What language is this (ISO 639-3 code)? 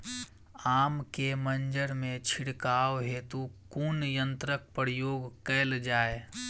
mai